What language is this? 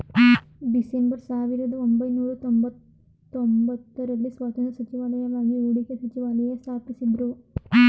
Kannada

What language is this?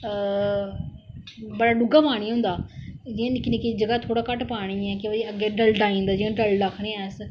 Dogri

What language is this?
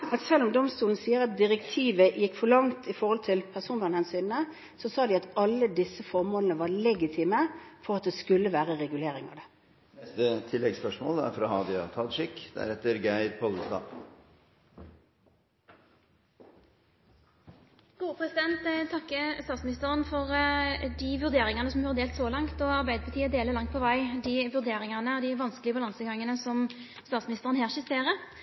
Norwegian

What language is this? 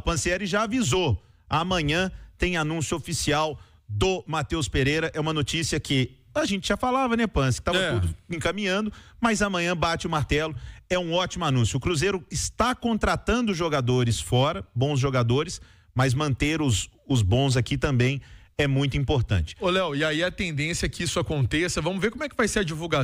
Portuguese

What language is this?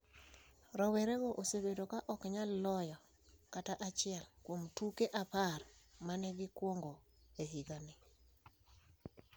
Luo (Kenya and Tanzania)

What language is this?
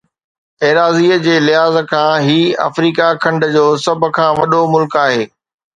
Sindhi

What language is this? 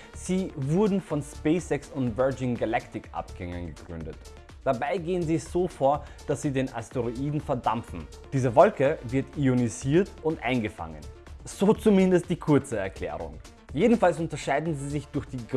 German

